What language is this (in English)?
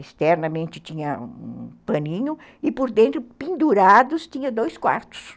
Portuguese